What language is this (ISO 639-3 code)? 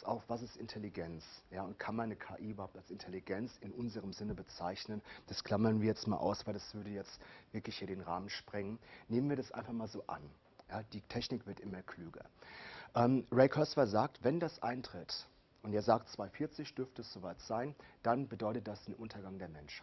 deu